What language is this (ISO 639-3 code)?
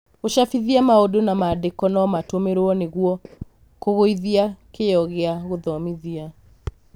kik